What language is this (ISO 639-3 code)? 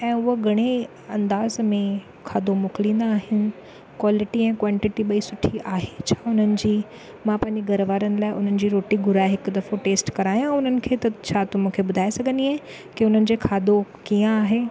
snd